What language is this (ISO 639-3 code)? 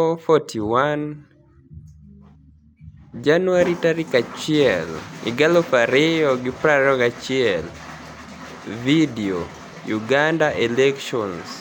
luo